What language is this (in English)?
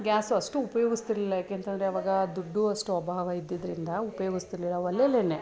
Kannada